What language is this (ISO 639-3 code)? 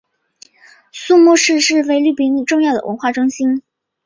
zho